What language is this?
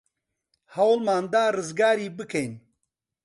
Central Kurdish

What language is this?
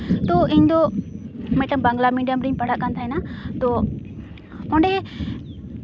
Santali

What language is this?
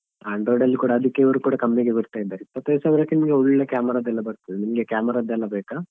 Kannada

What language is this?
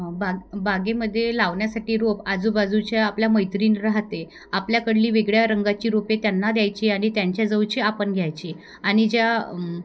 Marathi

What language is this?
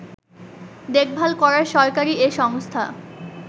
Bangla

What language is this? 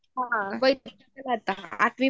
Marathi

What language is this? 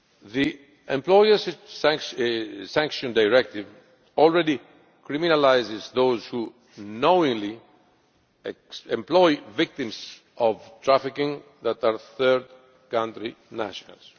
English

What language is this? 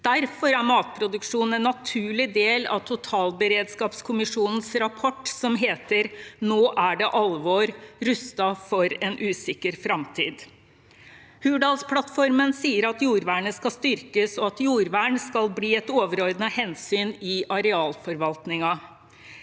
Norwegian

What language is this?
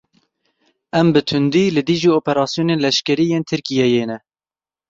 Kurdish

